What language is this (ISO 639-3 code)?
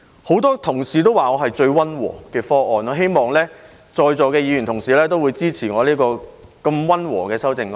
yue